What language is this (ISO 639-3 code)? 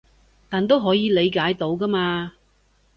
yue